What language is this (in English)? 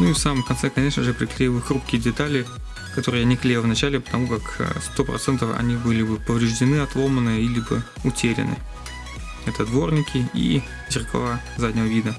Russian